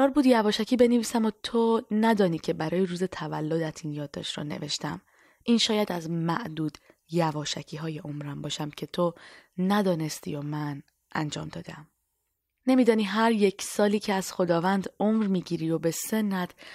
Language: Persian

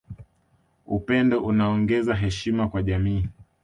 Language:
Swahili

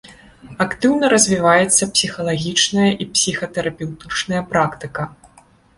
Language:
Belarusian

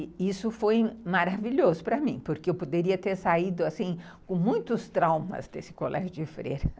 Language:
Portuguese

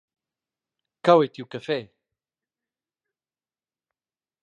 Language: Romansh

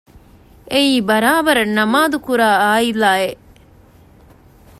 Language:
Divehi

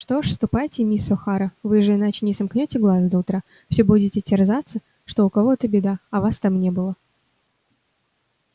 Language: Russian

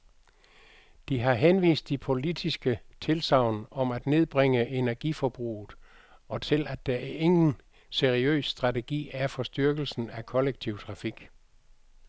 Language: Danish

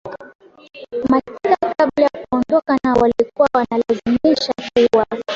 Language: Swahili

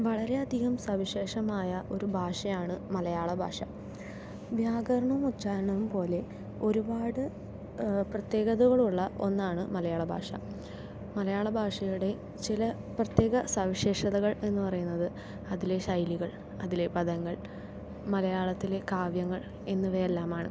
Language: Malayalam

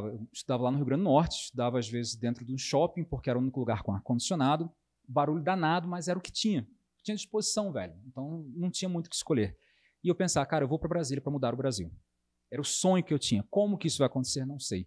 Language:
Portuguese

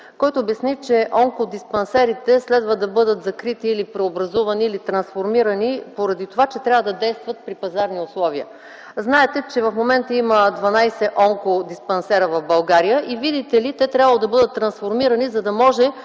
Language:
Bulgarian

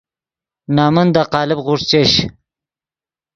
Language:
Yidgha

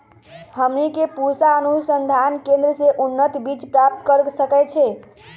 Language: Magahi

